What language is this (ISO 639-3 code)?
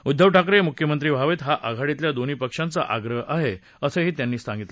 mar